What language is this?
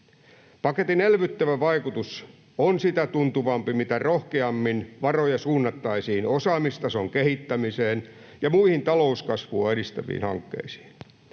Finnish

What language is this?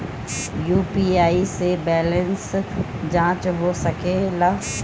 Bhojpuri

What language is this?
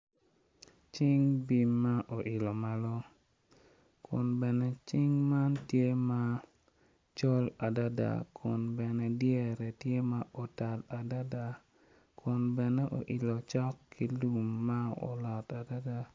Acoli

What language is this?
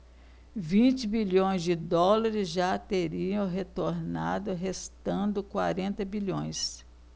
Portuguese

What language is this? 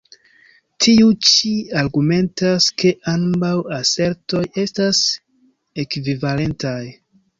Esperanto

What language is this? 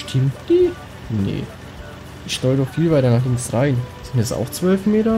German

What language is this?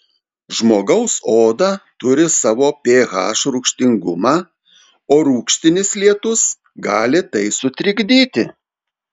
Lithuanian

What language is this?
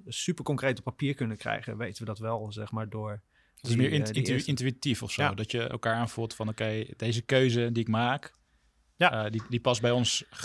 Dutch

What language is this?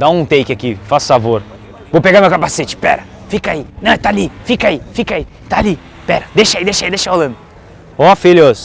Portuguese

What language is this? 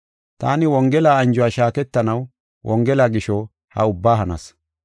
Gofa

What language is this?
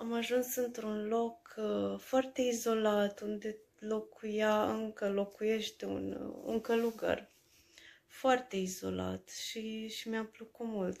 Romanian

